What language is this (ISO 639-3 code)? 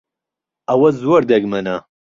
ckb